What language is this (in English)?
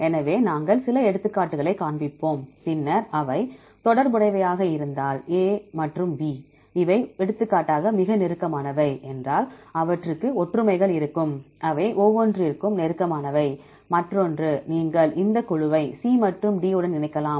Tamil